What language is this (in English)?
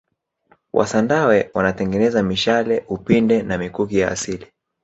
Swahili